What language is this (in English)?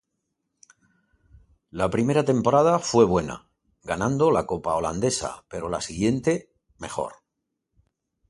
Spanish